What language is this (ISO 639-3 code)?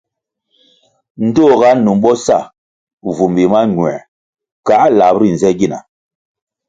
nmg